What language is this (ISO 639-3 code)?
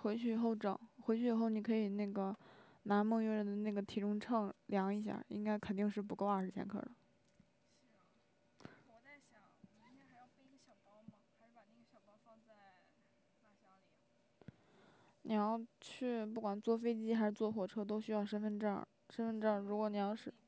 zho